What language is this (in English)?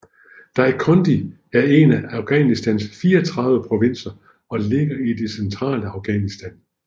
Danish